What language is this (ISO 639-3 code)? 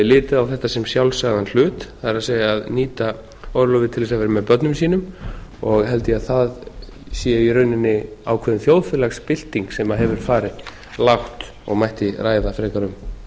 isl